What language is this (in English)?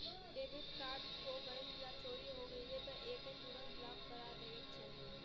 Bhojpuri